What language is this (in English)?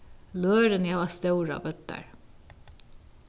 Faroese